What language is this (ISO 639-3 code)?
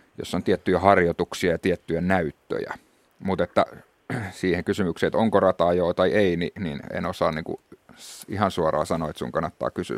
fin